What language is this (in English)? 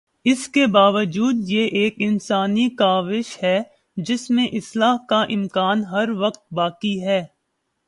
Urdu